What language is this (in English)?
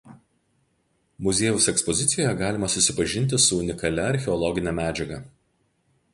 Lithuanian